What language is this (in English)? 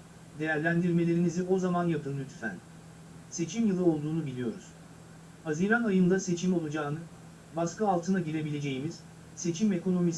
Turkish